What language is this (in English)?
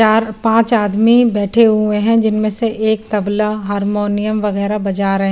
Hindi